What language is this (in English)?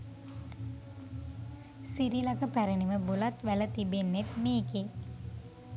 Sinhala